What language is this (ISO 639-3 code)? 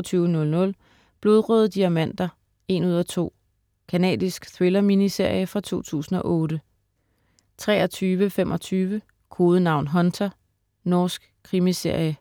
dan